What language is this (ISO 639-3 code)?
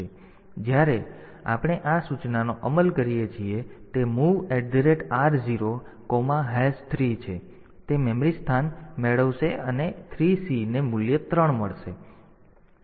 guj